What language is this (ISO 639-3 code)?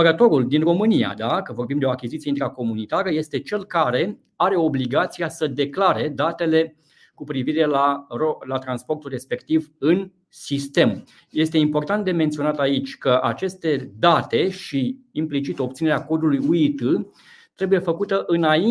ron